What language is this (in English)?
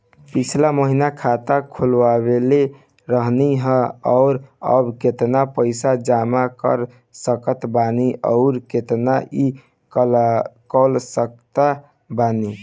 Bhojpuri